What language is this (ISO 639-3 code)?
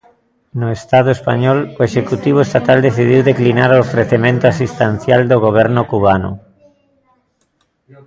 glg